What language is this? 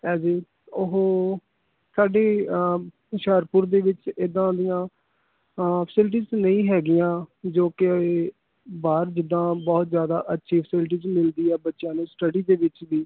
Punjabi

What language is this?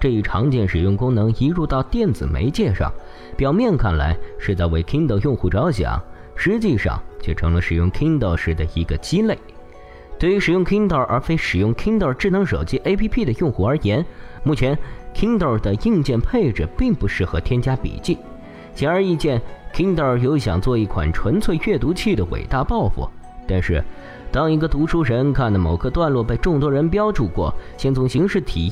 Chinese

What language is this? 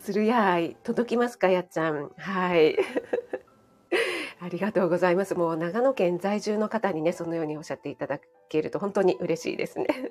Japanese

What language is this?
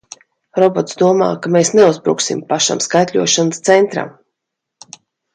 Latvian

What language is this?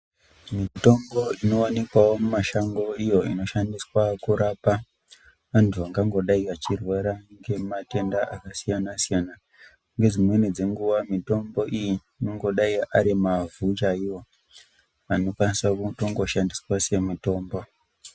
Ndau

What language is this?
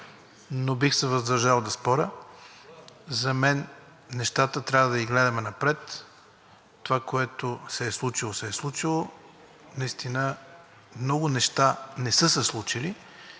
Bulgarian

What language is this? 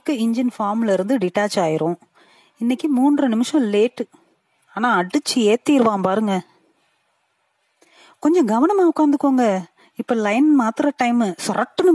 Tamil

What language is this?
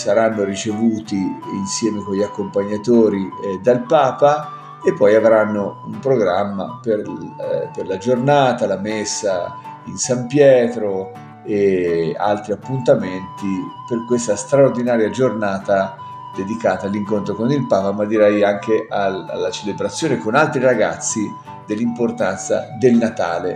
Italian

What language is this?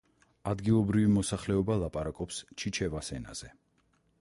Georgian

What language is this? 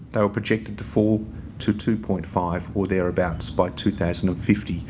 English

